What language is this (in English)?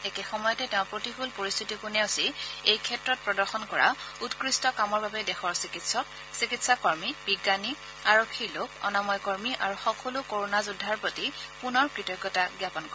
Assamese